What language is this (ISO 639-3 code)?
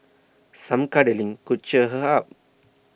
eng